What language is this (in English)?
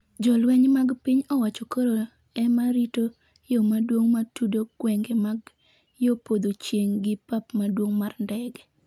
Luo (Kenya and Tanzania)